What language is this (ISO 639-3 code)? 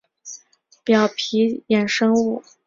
zho